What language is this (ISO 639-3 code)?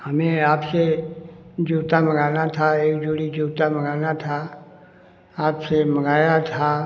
hin